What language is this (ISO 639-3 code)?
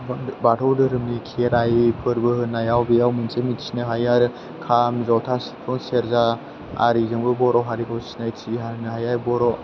brx